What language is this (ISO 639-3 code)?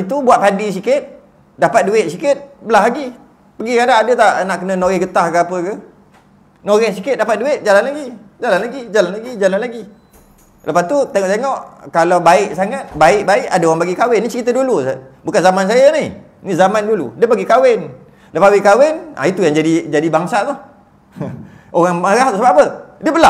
msa